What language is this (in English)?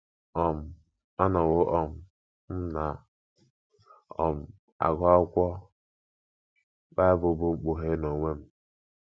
Igbo